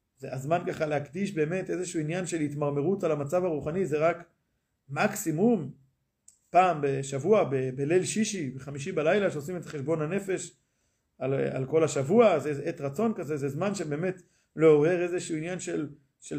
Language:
Hebrew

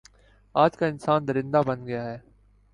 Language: Urdu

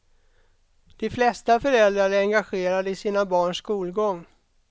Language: Swedish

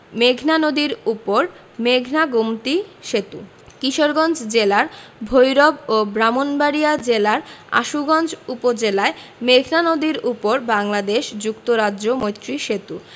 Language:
Bangla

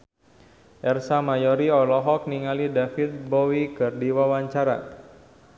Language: Sundanese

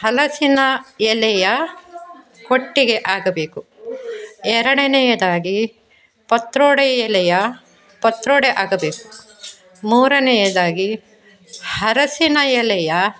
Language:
Kannada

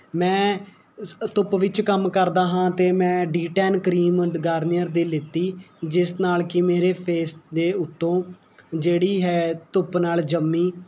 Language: Punjabi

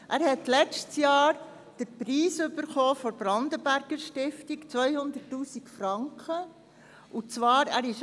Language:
Swiss German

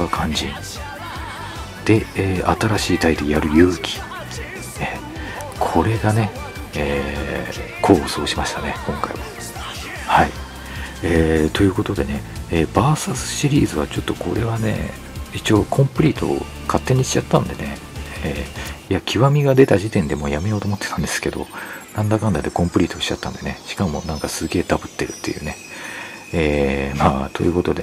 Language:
Japanese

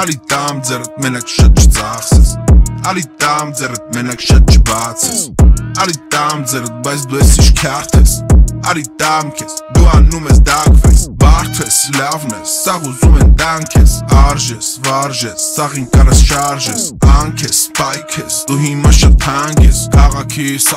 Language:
Dutch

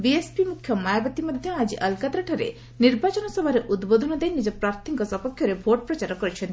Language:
Odia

